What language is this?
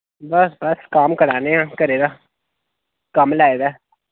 Dogri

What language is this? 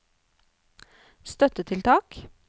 Norwegian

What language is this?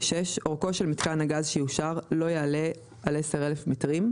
Hebrew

